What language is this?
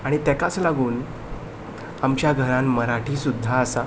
Konkani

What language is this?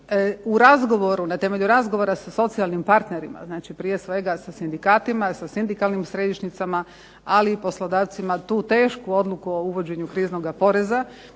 Croatian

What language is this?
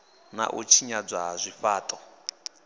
Venda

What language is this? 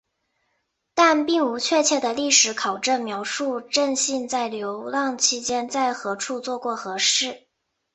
Chinese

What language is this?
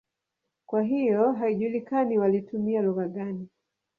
Swahili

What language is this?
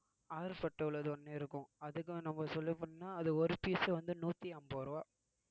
Tamil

